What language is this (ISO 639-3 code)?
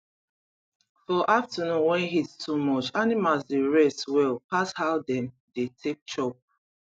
pcm